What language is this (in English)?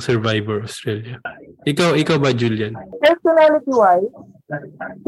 Filipino